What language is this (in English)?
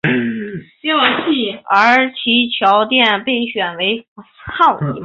Chinese